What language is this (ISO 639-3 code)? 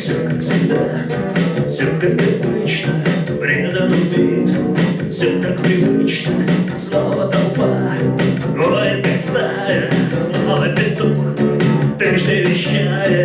rus